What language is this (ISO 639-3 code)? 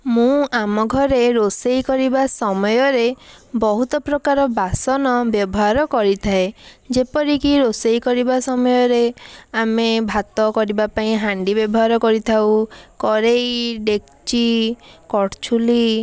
ori